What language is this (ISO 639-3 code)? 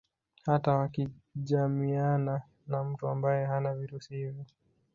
swa